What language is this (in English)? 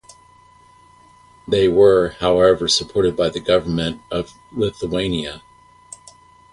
English